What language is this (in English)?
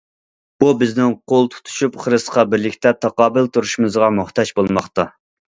Uyghur